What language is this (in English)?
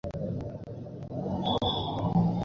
Bangla